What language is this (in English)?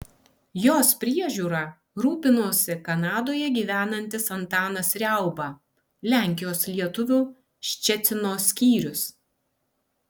Lithuanian